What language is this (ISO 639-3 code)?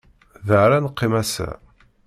kab